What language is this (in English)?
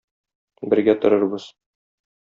Tatar